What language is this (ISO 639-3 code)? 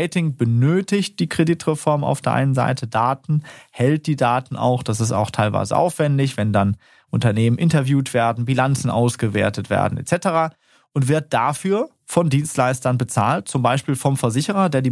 deu